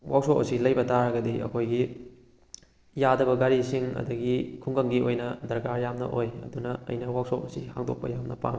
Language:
Manipuri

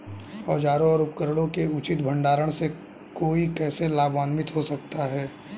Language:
Hindi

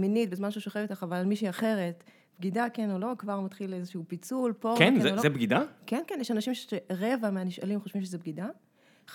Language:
Hebrew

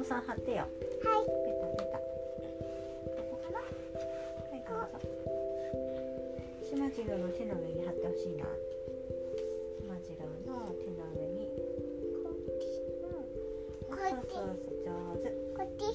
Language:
Japanese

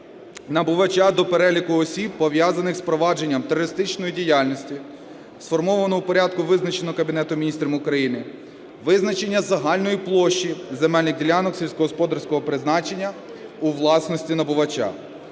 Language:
Ukrainian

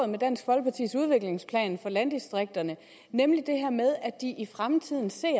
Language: Danish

